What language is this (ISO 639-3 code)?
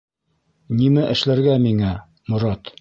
bak